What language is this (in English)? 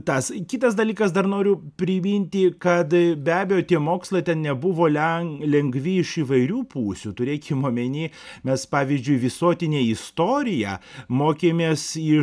Lithuanian